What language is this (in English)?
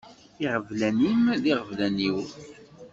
Kabyle